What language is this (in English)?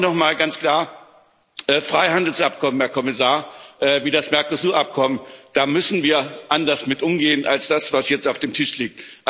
German